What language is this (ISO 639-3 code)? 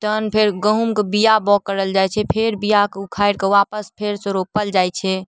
mai